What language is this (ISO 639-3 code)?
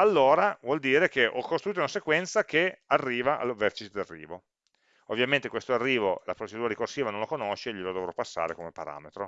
ita